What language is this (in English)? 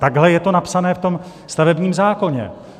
Czech